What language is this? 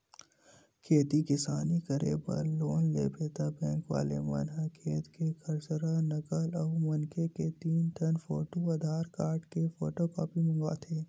Chhattisgarhi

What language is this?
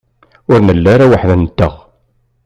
Kabyle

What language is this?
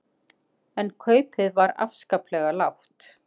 Icelandic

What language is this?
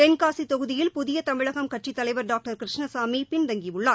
Tamil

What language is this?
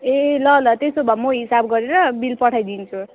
Nepali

